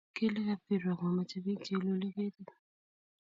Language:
Kalenjin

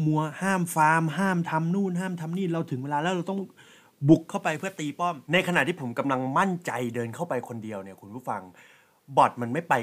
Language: Thai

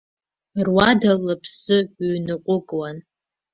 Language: Abkhazian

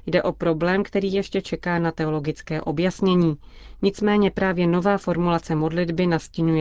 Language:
Czech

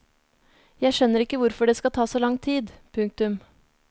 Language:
Norwegian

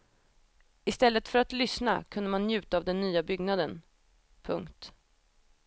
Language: Swedish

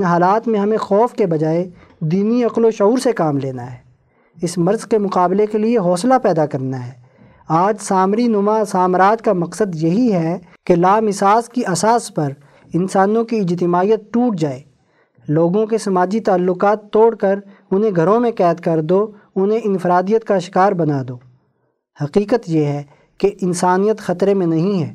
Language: Urdu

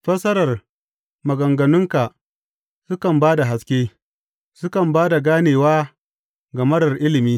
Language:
Hausa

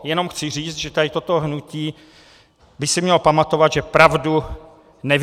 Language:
Czech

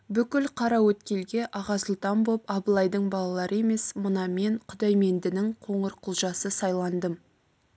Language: Kazakh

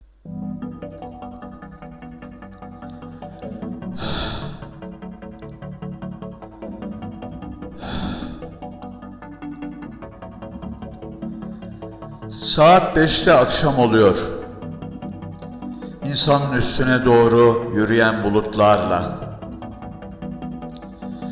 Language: Turkish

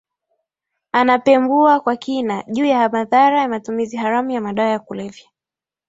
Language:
Swahili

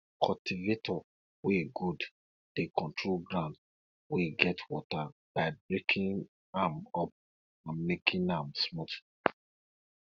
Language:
Nigerian Pidgin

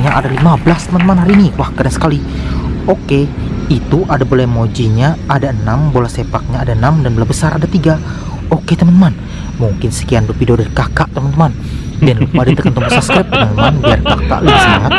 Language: Indonesian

